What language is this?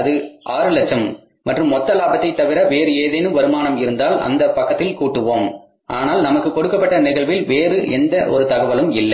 Tamil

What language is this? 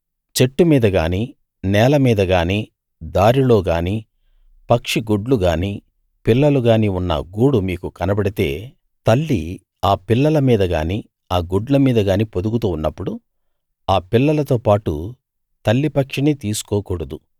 Telugu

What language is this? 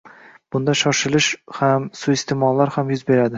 Uzbek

